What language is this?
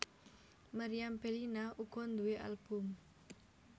Javanese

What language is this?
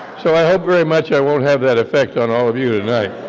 English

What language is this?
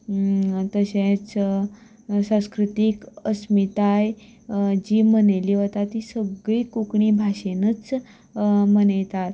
Konkani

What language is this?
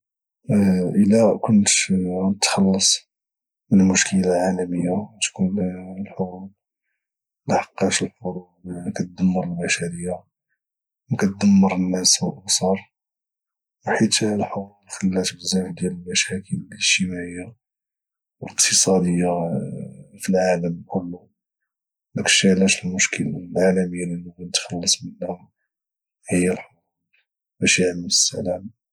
Moroccan Arabic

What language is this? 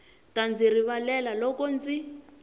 Tsonga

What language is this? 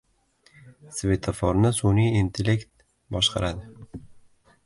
Uzbek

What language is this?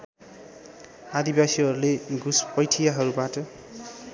Nepali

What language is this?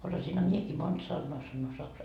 Finnish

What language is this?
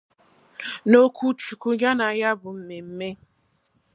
Igbo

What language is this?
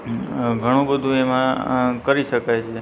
Gujarati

